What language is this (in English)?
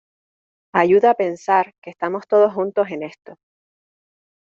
Spanish